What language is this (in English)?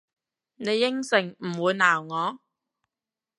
Cantonese